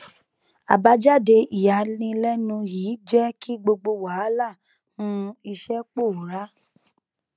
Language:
Yoruba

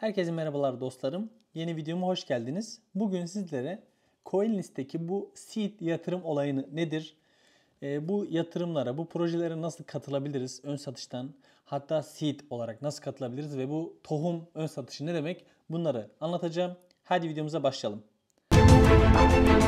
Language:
Turkish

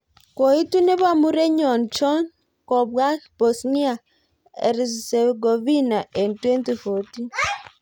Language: Kalenjin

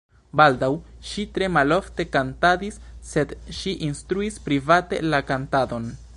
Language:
Esperanto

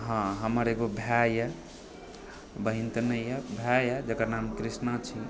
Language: Maithili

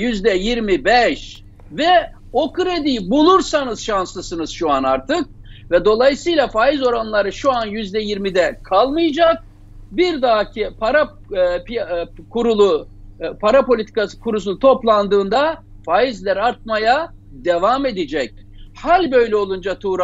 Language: Turkish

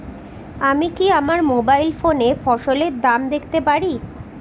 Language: Bangla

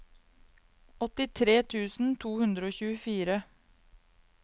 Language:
Norwegian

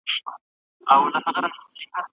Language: Pashto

